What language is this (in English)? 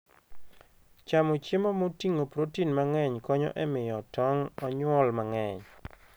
Luo (Kenya and Tanzania)